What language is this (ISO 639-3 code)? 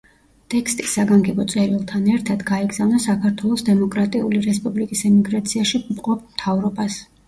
kat